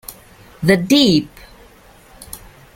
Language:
Italian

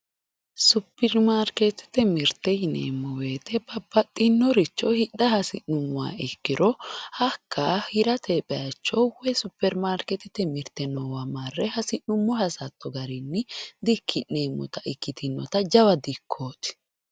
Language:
Sidamo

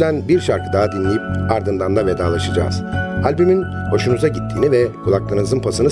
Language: Turkish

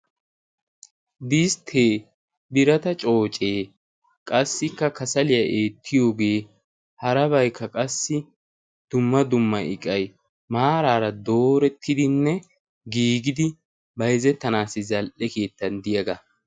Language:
Wolaytta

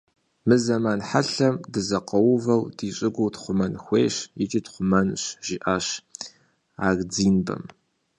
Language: Kabardian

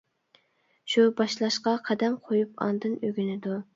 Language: Uyghur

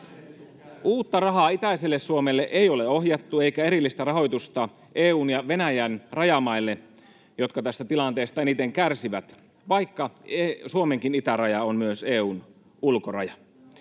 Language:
Finnish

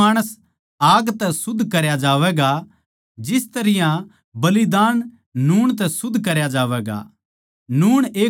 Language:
Haryanvi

